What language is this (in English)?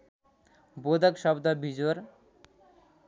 Nepali